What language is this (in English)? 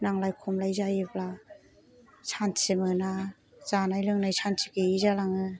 Bodo